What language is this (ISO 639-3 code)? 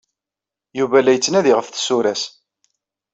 kab